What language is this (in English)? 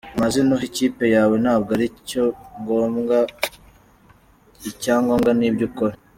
Kinyarwanda